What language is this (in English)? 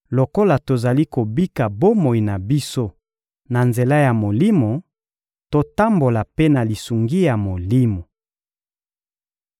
Lingala